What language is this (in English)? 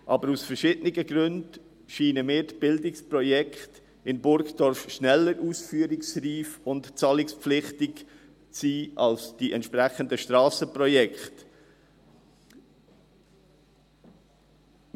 Swiss German